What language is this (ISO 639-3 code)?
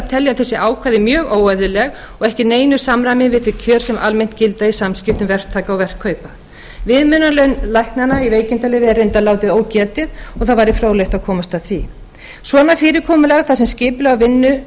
isl